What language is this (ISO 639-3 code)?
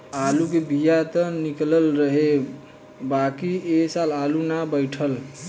bho